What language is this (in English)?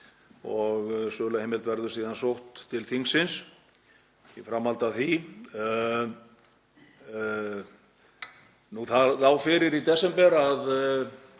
Icelandic